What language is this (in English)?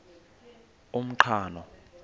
Xhosa